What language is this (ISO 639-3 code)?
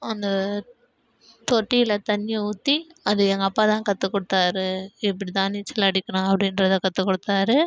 tam